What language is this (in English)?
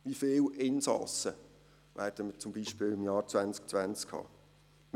Swiss German